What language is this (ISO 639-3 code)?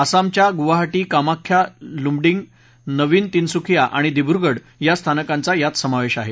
mar